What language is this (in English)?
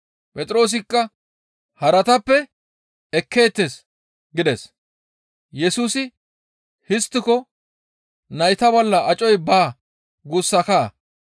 Gamo